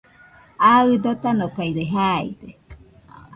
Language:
Nüpode Huitoto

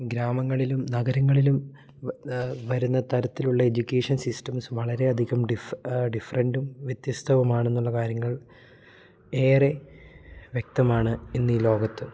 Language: Malayalam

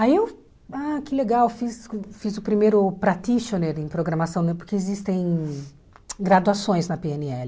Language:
Portuguese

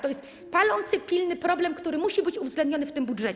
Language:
Polish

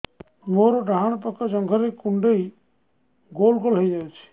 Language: Odia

